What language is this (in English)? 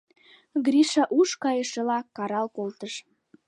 Mari